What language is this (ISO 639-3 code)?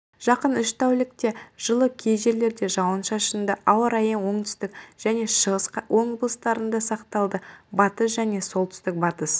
kaz